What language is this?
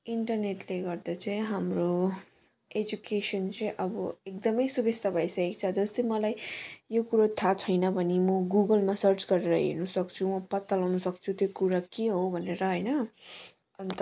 Nepali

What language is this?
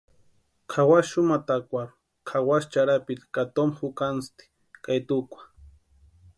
Western Highland Purepecha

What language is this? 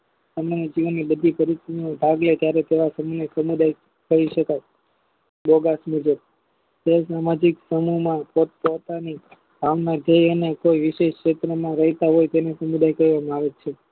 Gujarati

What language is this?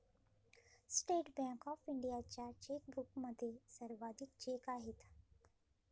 Marathi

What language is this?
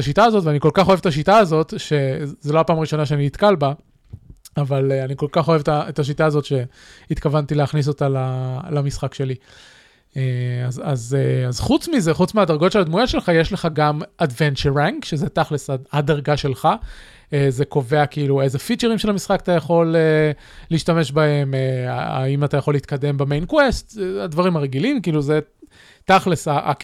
Hebrew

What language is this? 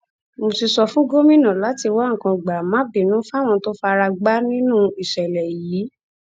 Yoruba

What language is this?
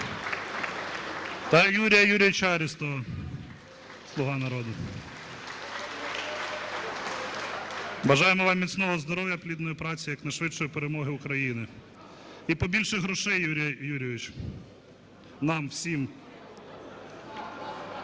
Ukrainian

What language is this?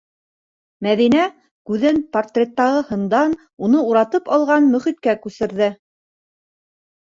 Bashkir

